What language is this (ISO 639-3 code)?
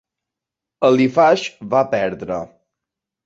cat